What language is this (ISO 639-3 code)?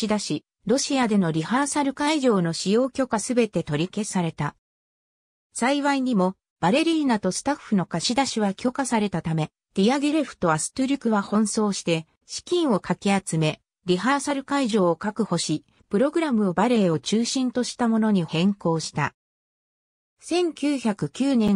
jpn